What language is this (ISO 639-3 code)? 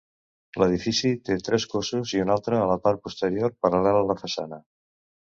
cat